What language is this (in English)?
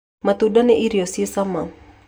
Kikuyu